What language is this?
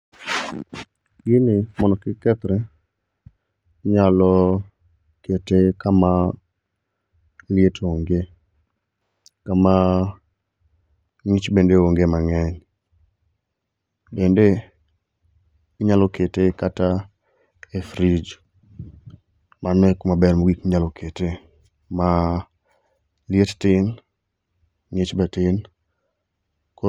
Luo (Kenya and Tanzania)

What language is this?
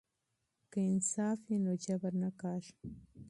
Pashto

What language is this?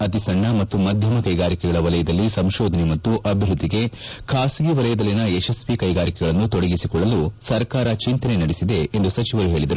Kannada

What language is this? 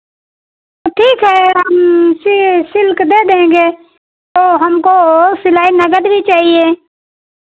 Hindi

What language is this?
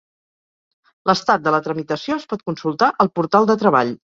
Catalan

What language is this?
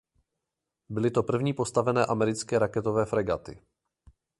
Czech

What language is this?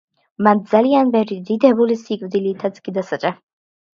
Georgian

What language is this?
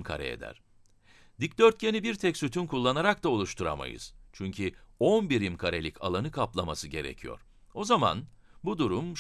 Turkish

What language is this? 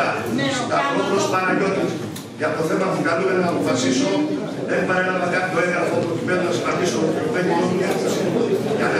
Greek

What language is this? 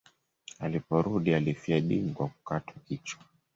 Swahili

